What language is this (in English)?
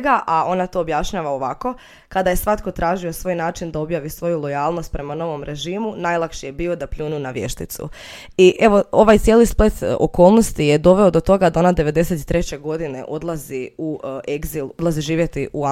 Croatian